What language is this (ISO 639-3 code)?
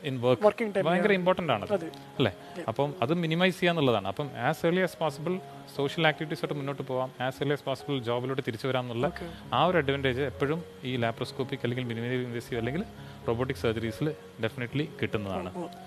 mal